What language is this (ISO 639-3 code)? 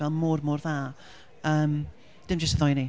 cym